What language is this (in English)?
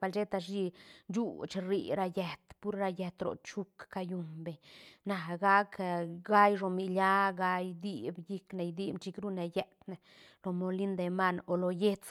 Santa Catarina Albarradas Zapotec